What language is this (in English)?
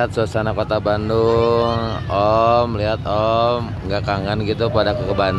Indonesian